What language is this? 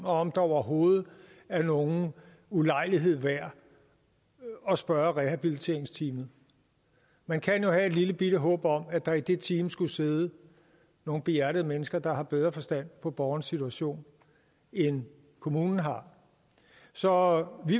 Danish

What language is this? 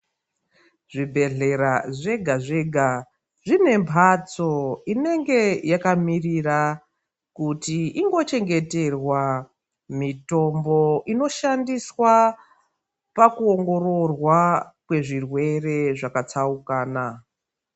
Ndau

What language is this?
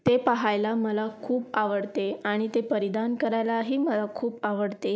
Marathi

